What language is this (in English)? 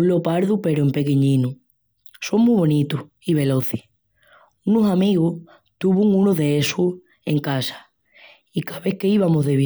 Extremaduran